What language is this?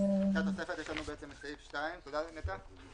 Hebrew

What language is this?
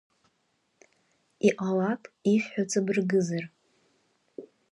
Abkhazian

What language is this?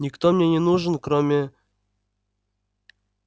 Russian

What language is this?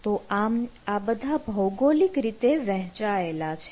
Gujarati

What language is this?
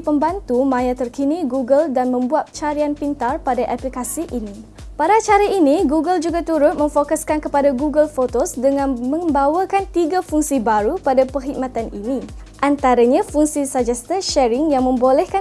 Malay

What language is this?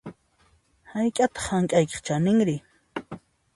Puno Quechua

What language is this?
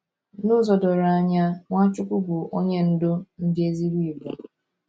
Igbo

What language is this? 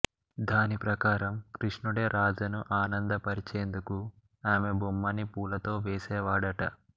Telugu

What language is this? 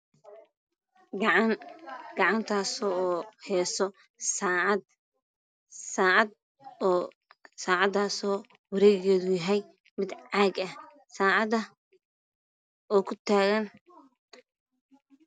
Somali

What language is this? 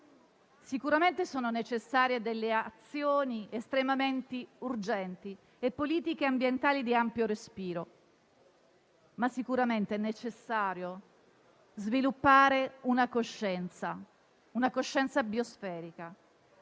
Italian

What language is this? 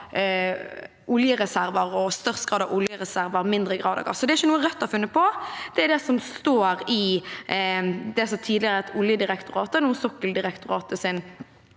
Norwegian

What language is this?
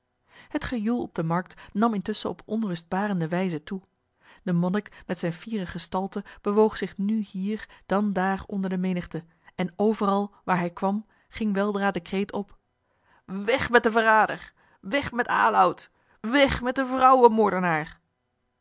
Dutch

